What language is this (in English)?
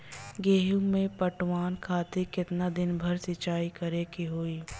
Bhojpuri